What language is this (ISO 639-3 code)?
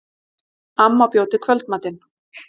isl